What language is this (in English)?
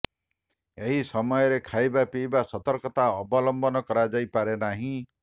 Odia